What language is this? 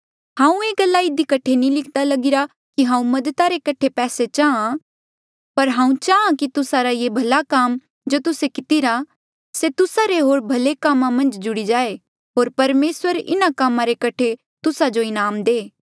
Mandeali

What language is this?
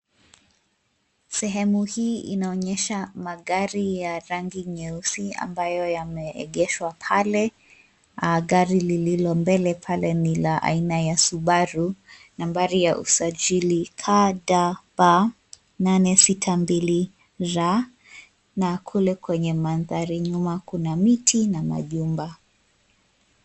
Swahili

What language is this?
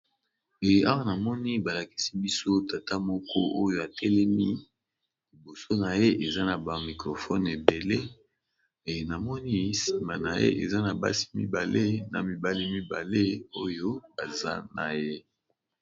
Lingala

